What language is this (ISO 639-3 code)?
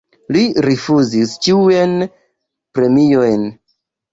epo